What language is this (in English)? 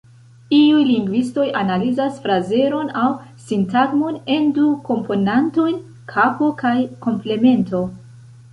Esperanto